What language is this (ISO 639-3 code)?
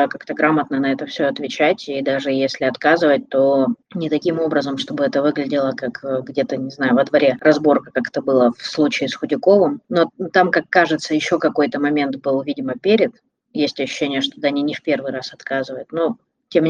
rus